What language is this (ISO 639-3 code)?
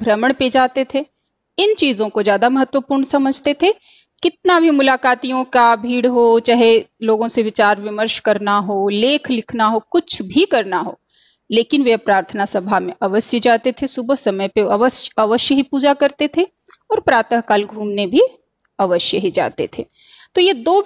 hin